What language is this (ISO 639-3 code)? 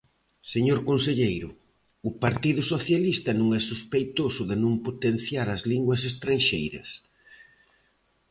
glg